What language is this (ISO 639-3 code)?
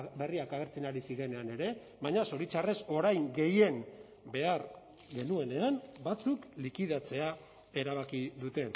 eus